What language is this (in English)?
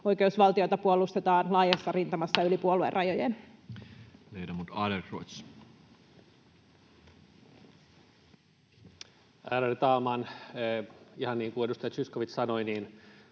Finnish